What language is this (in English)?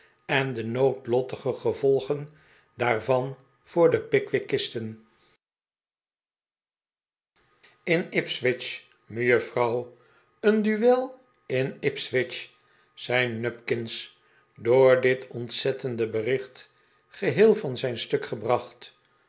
Dutch